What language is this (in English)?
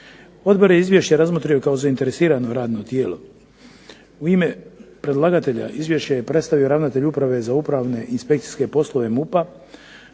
Croatian